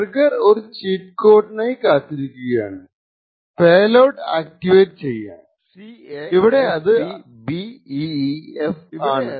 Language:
Malayalam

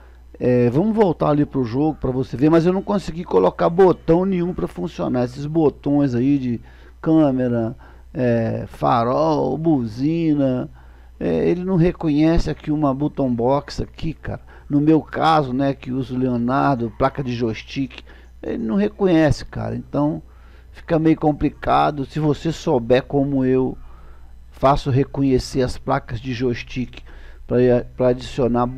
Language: Portuguese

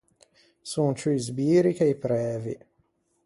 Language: Ligurian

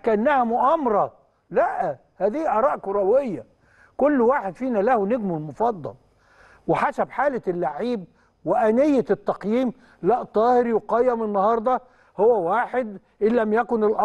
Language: Arabic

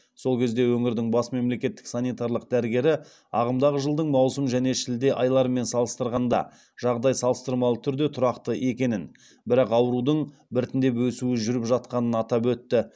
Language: Kazakh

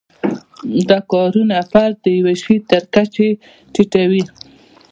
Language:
Pashto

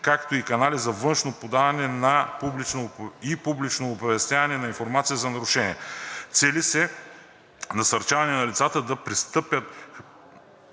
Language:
Bulgarian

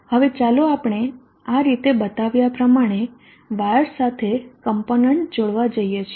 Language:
Gujarati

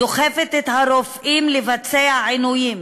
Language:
Hebrew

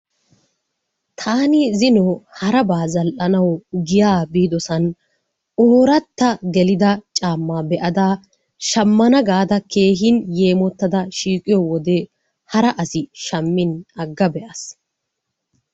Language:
Wolaytta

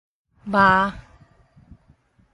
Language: Min Nan Chinese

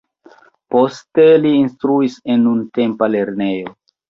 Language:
Esperanto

